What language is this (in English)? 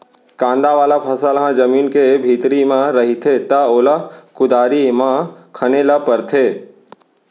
Chhattisgarhi